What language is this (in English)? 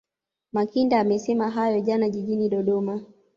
Swahili